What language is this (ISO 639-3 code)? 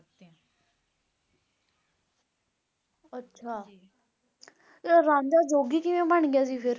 pan